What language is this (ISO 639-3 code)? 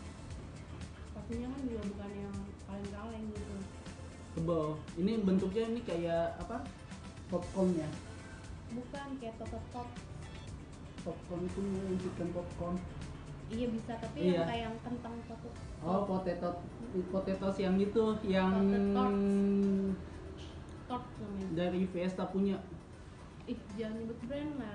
ind